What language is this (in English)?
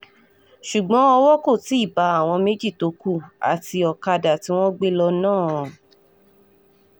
Yoruba